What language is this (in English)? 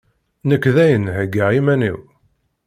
Kabyle